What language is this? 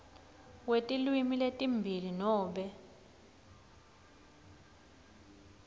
Swati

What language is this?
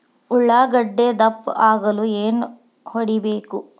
Kannada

